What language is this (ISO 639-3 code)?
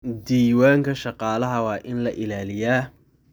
som